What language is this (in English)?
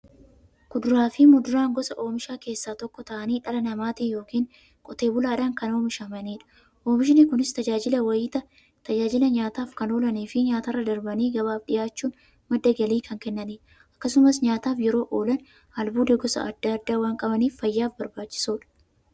Oromo